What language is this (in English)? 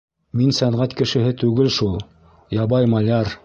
Bashkir